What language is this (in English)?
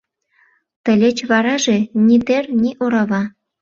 Mari